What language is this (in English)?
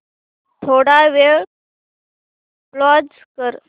Marathi